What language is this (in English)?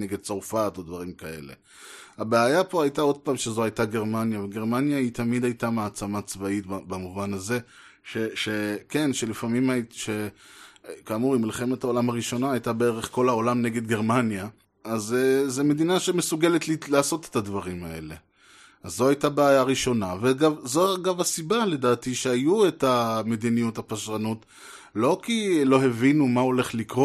Hebrew